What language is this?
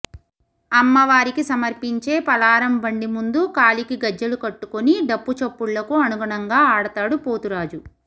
Telugu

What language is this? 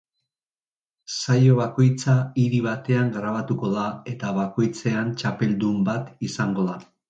Basque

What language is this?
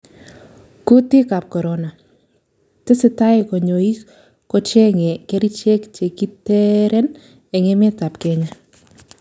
Kalenjin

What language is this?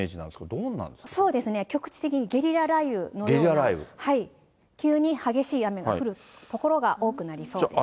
Japanese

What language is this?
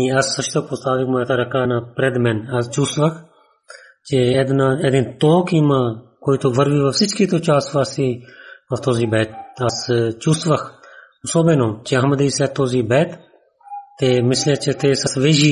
Bulgarian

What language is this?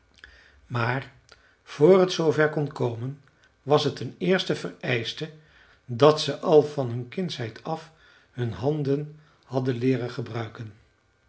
Dutch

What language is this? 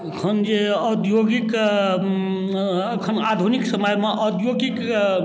Maithili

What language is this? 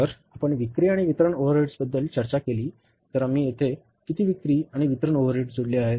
Marathi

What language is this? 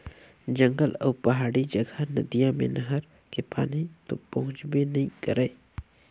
Chhattisgarhi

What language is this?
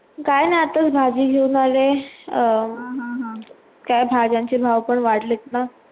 Marathi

